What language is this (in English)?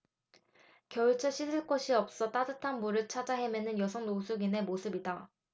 Korean